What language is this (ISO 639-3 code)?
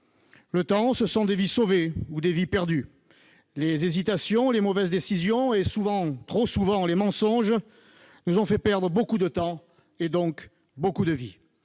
fra